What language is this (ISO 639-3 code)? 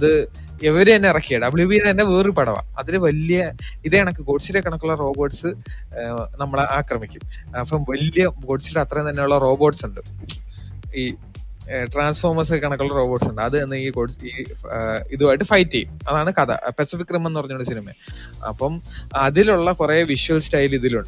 mal